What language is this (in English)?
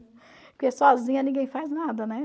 Portuguese